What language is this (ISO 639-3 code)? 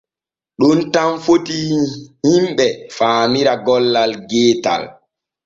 fue